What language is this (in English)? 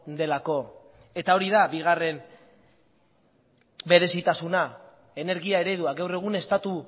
Basque